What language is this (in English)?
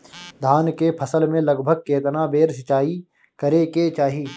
Bhojpuri